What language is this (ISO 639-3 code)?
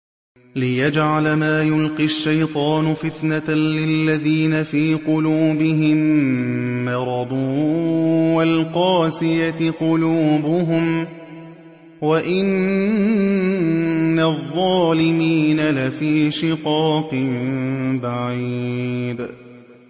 ara